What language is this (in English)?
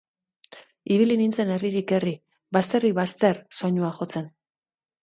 Basque